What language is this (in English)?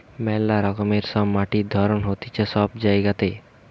Bangla